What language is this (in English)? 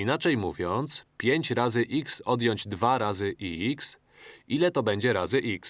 Polish